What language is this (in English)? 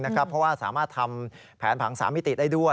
Thai